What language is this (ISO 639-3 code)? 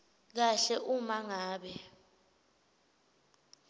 ssw